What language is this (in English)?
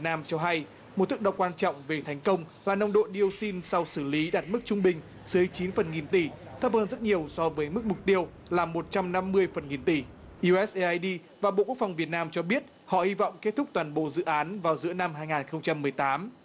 Vietnamese